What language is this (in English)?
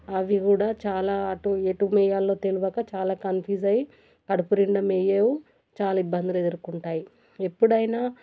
Telugu